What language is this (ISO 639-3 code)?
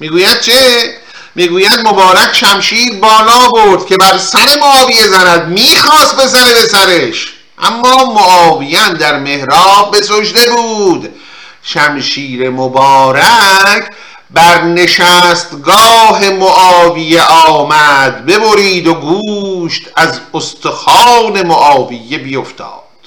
fas